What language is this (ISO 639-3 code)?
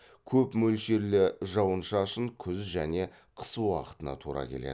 kaz